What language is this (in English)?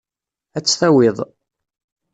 Kabyle